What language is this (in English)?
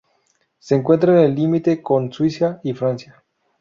Spanish